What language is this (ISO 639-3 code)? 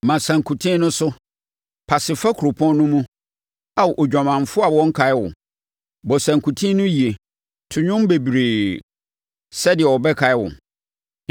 aka